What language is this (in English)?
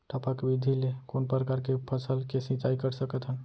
Chhattisgarhi